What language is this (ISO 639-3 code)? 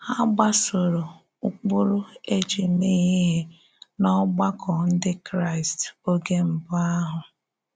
ibo